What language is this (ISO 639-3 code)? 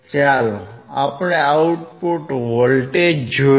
guj